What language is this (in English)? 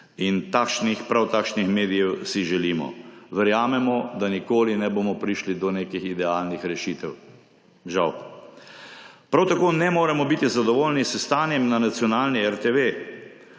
Slovenian